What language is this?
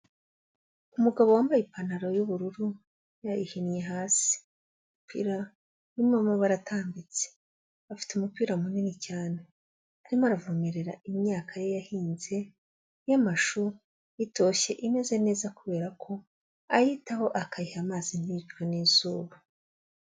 Kinyarwanda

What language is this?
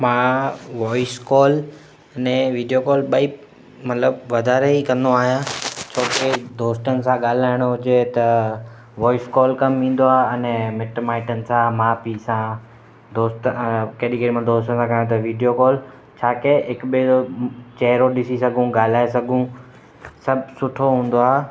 Sindhi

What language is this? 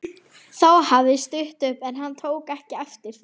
Icelandic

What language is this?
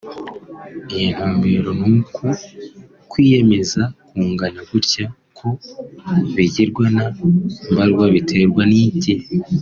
Kinyarwanda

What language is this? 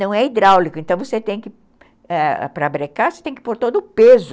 Portuguese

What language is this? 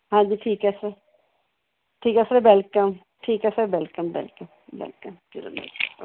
Punjabi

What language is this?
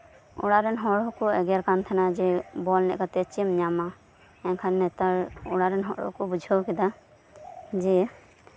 Santali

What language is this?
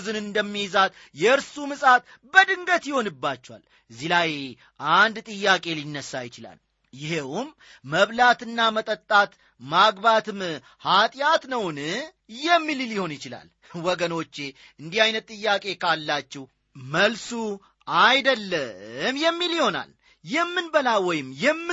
Amharic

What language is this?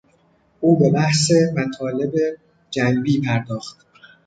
Persian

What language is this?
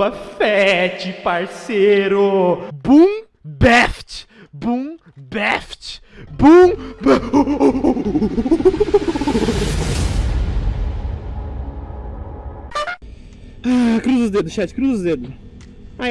Portuguese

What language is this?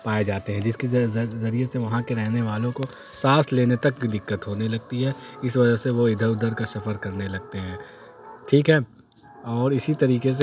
Urdu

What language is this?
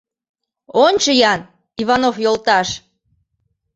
Mari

